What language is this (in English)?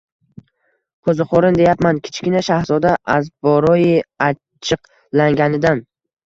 Uzbek